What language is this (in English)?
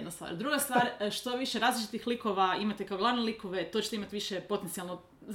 Croatian